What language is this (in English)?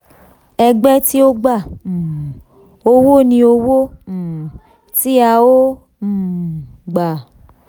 Yoruba